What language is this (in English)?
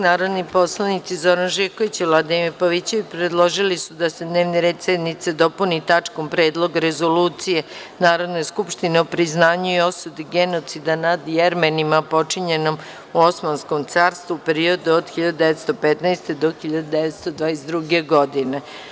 Serbian